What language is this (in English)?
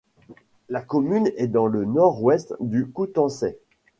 French